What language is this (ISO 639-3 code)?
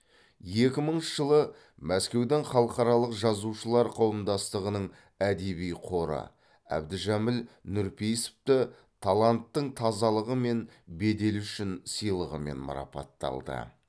kaz